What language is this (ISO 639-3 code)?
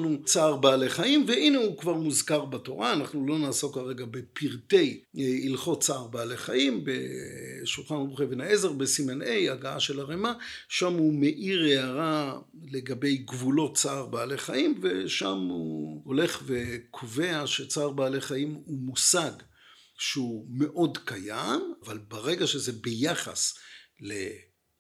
heb